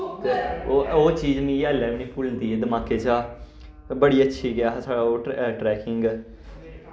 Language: Dogri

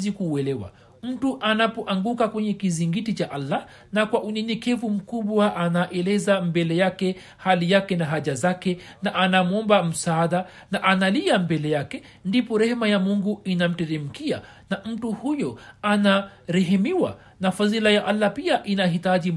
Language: Swahili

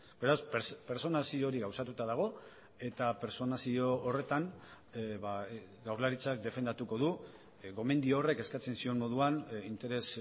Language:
Basque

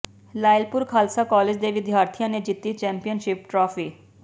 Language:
Punjabi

